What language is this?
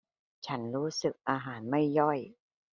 Thai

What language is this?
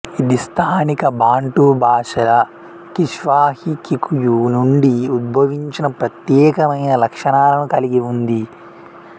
Telugu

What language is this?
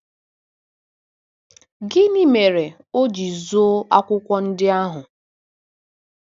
Igbo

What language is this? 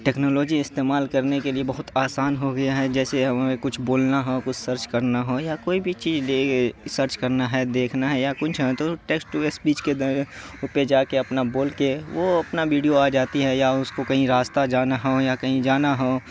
Urdu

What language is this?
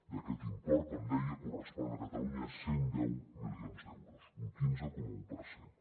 Catalan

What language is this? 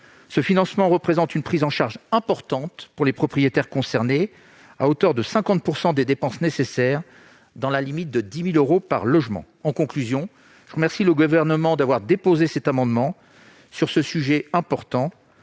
French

